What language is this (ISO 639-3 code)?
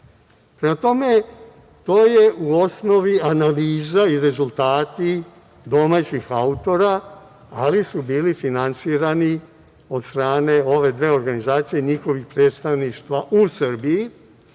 srp